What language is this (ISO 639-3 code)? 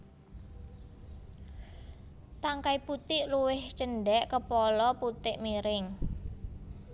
jav